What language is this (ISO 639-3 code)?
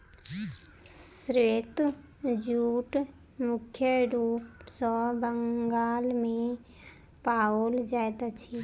mai